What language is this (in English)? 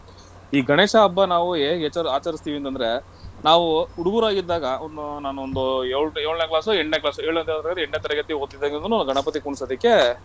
Kannada